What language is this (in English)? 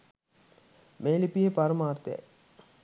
Sinhala